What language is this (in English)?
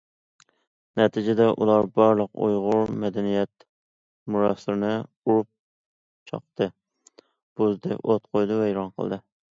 Uyghur